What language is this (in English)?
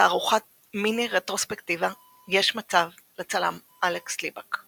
Hebrew